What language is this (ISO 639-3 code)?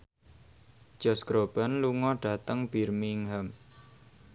jav